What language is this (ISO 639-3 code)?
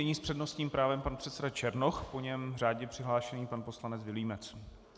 ces